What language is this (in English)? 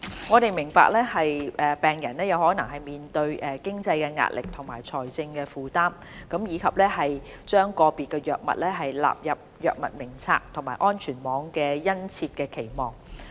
Cantonese